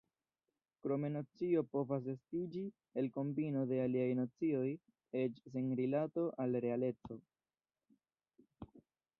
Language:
Esperanto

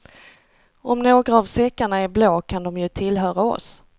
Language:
Swedish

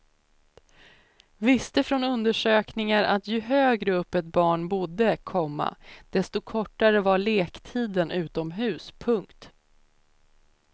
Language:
Swedish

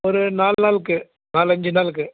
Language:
Tamil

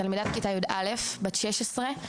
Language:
Hebrew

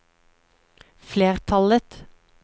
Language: Norwegian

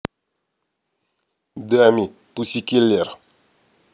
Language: Russian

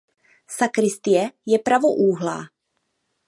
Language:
Czech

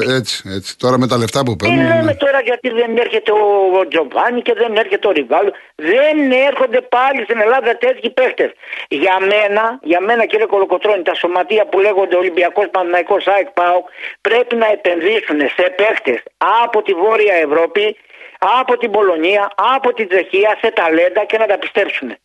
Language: Greek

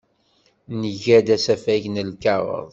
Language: Kabyle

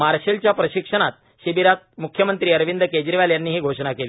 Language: Marathi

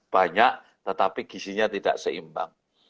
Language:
Indonesian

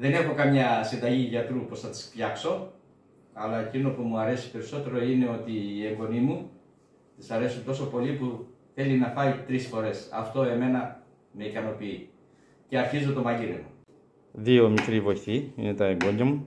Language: Greek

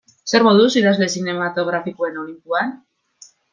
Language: Basque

